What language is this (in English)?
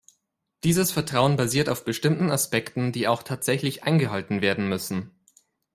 German